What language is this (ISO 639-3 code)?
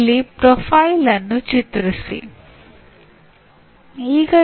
kan